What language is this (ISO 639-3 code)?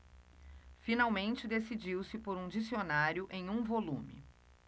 por